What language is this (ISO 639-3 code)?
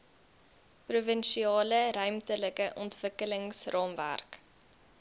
afr